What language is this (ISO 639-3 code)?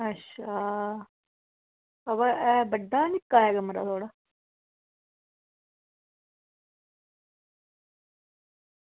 doi